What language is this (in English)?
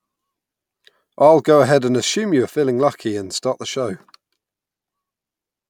English